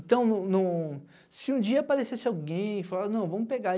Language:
Portuguese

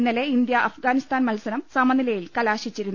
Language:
Malayalam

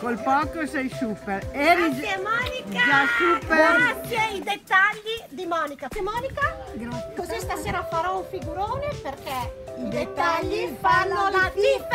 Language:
Italian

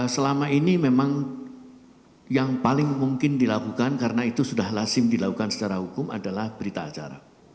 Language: Indonesian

